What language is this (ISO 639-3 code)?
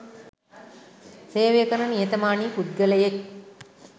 sin